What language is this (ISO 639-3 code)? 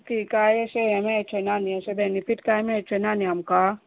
kok